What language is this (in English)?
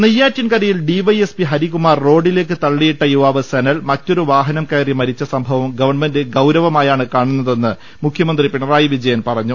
Malayalam